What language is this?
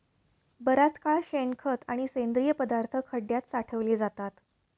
Marathi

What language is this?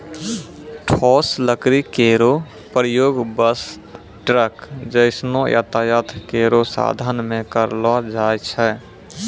Maithili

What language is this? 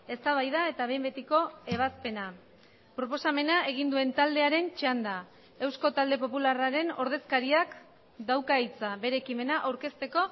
Basque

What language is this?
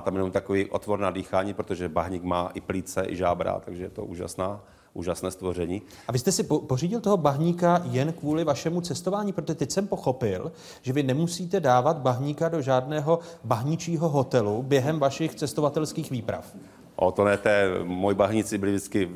Czech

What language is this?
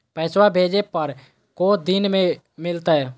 Magahi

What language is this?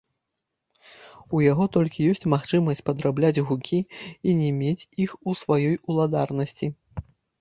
Belarusian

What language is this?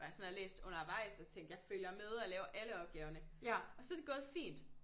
Danish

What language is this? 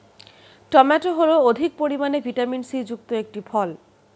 Bangla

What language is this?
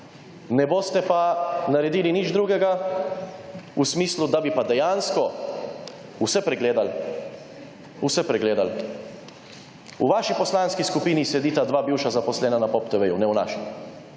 Slovenian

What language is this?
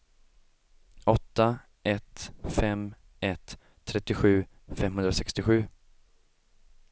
Swedish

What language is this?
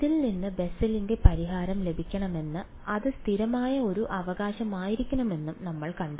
Malayalam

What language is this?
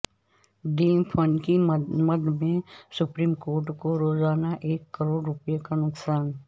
Urdu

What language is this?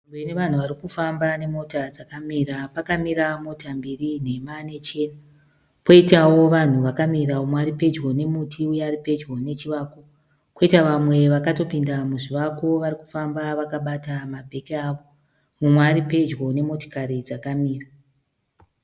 Shona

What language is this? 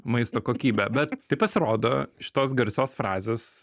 Lithuanian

